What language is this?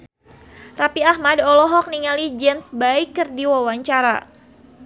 Sundanese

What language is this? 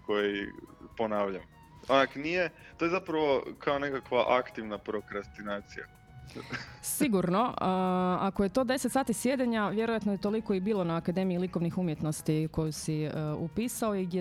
Croatian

